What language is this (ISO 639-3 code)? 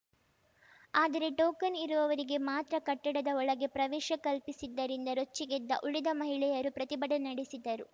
kan